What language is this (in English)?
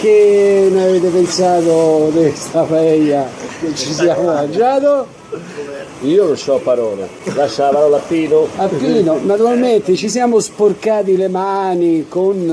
Italian